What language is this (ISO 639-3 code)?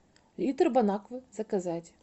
rus